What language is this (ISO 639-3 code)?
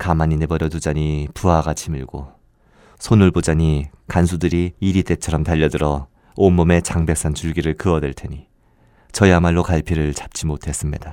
kor